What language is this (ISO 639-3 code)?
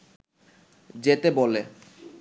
ben